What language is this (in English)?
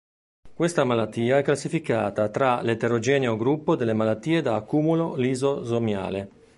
Italian